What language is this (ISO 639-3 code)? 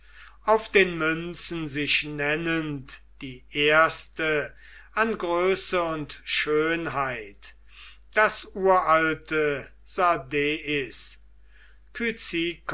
deu